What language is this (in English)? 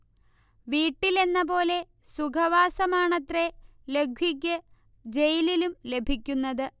Malayalam